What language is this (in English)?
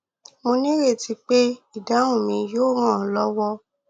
Yoruba